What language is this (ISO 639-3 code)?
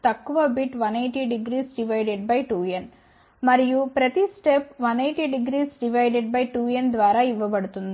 tel